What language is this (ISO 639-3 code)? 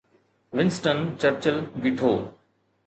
snd